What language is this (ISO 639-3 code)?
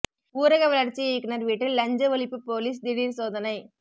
tam